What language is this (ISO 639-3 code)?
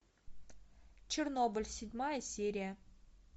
rus